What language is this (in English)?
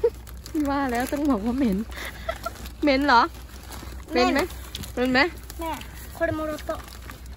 Thai